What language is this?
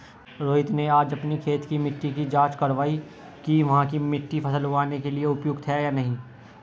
Hindi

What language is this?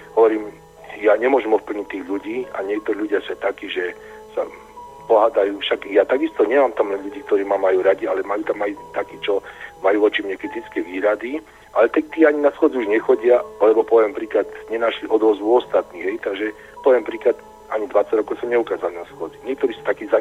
Slovak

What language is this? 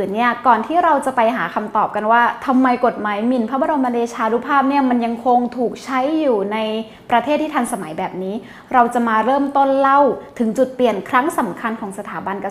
Thai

